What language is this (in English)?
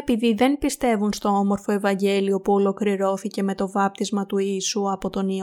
Greek